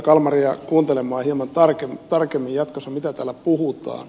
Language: Finnish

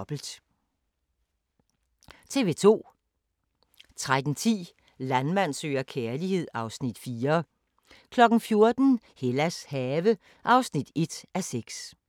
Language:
Danish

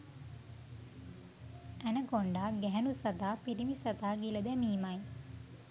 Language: Sinhala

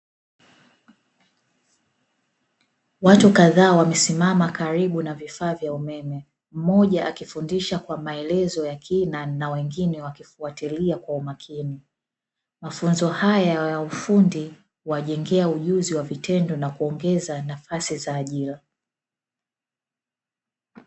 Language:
Swahili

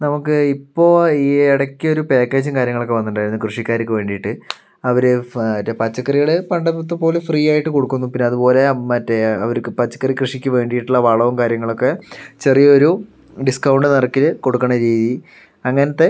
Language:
Malayalam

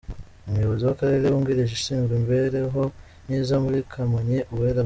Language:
Kinyarwanda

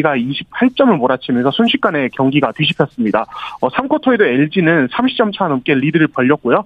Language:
Korean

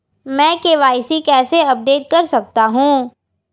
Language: Hindi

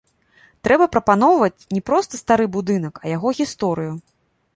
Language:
Belarusian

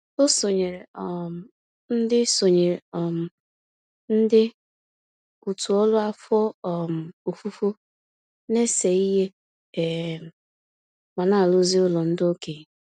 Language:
Igbo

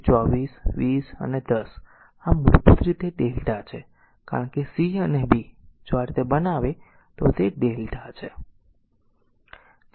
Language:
Gujarati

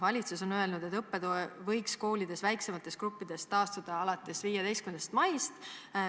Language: Estonian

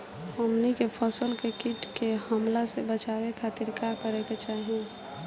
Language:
Bhojpuri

